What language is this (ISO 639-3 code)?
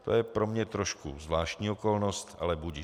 ces